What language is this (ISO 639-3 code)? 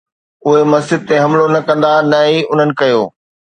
snd